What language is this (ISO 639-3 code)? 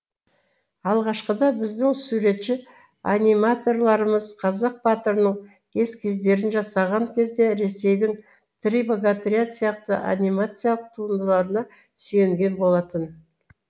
kaz